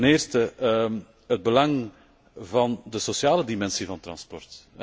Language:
Dutch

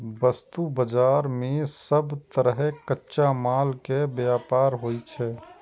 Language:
Maithili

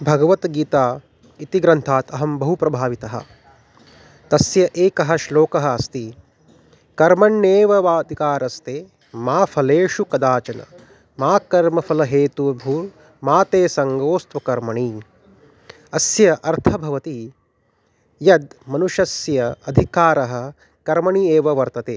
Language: Sanskrit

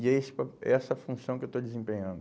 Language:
Portuguese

